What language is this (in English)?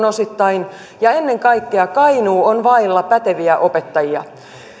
Finnish